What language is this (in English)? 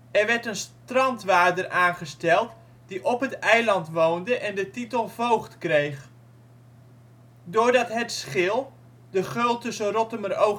Dutch